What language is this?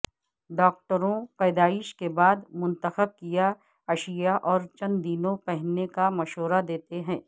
Urdu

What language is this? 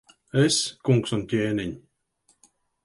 Latvian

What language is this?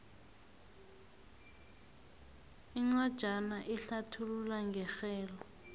South Ndebele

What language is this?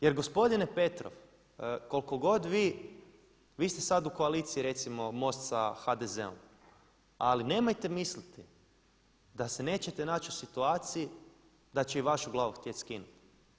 Croatian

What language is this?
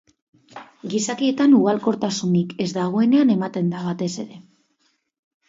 Basque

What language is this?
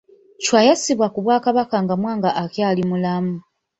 Ganda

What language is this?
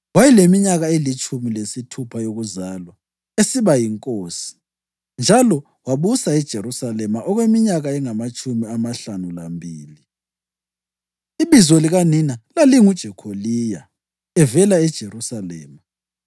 North Ndebele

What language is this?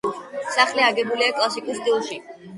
Georgian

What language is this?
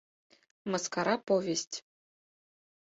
Mari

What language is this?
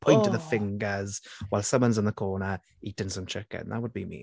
Welsh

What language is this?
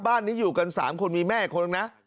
Thai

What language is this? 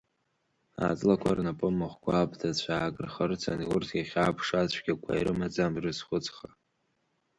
Abkhazian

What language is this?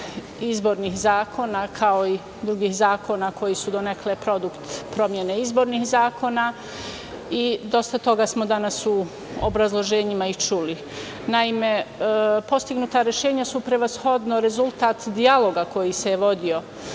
Serbian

